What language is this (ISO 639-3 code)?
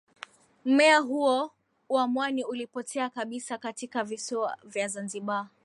swa